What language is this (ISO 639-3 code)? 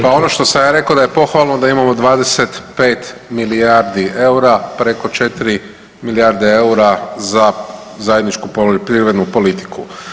hrv